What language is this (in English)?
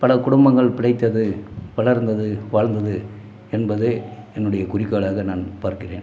Tamil